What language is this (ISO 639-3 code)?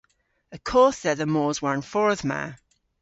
cor